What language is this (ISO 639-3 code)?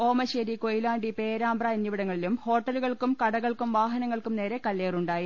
mal